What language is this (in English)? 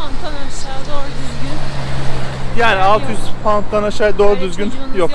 Turkish